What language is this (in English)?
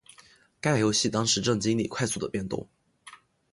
Chinese